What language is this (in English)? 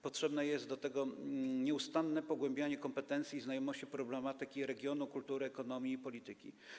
Polish